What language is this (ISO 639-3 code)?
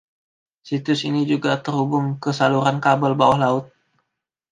ind